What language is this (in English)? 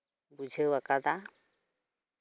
Santali